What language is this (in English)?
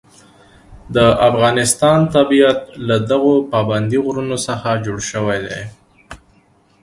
Pashto